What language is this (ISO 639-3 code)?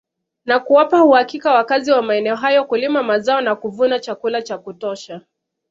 swa